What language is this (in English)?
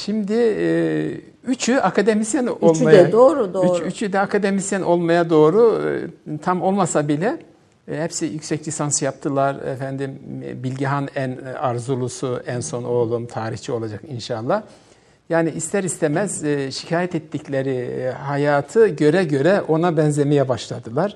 Turkish